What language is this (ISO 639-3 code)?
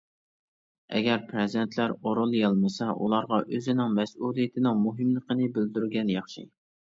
uig